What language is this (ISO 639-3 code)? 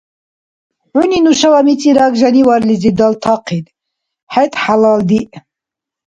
dar